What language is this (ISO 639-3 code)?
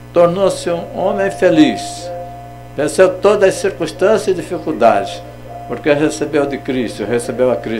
por